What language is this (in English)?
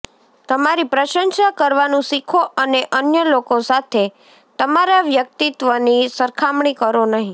Gujarati